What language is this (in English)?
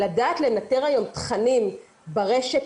Hebrew